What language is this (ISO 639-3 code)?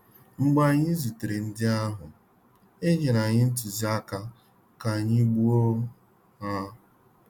ibo